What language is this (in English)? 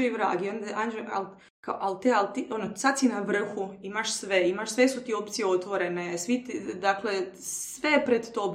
Croatian